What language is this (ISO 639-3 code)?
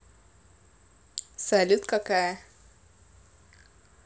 rus